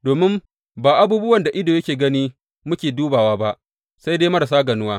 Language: Hausa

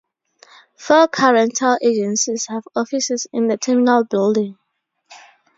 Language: English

